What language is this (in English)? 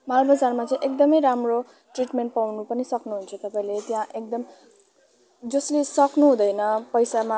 Nepali